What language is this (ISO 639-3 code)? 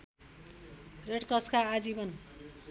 nep